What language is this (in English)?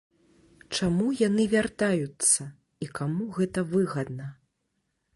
Belarusian